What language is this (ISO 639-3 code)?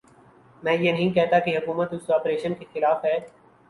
urd